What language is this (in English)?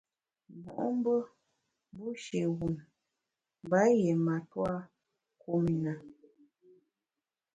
Bamun